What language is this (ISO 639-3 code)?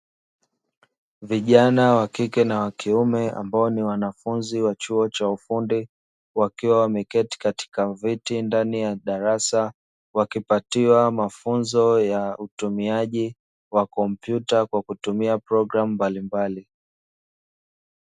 swa